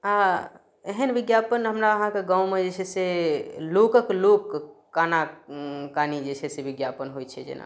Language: Maithili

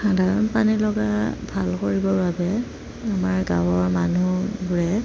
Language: Assamese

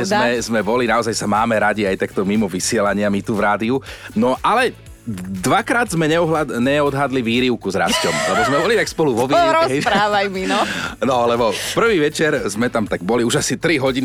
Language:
Slovak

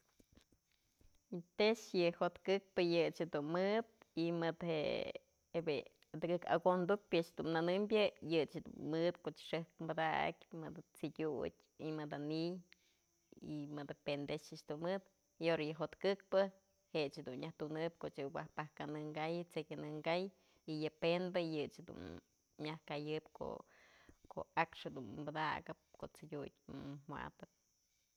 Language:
Mazatlán Mixe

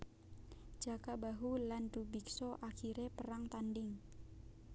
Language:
Javanese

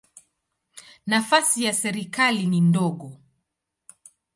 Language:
Swahili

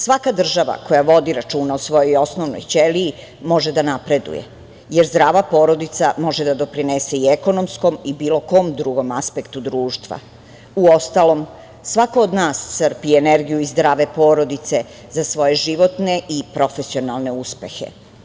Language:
Serbian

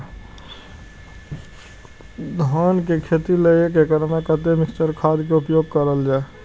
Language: Maithili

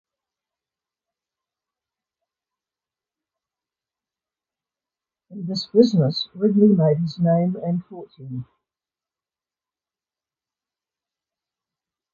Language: English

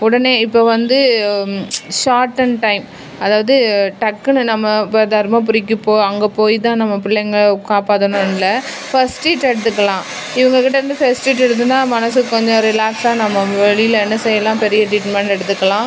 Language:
Tamil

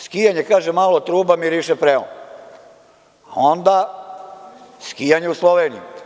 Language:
Serbian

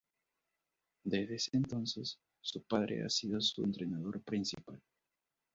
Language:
Spanish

